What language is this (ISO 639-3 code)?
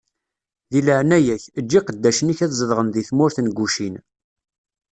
kab